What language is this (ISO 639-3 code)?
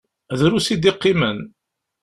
kab